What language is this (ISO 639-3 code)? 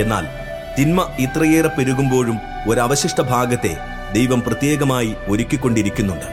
mal